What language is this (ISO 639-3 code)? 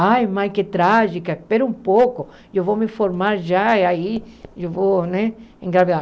por